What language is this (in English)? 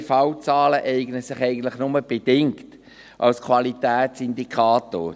Swiss German